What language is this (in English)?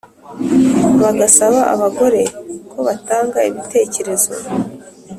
Kinyarwanda